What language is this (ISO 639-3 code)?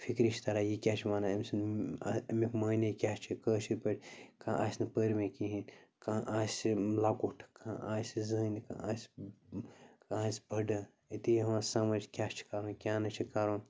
kas